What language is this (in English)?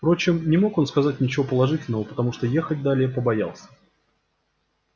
Russian